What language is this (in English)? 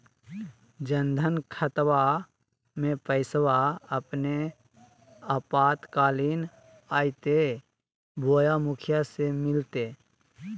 Magahi